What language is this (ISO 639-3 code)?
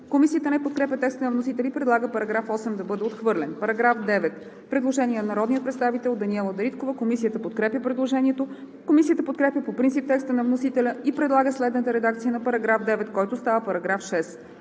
bul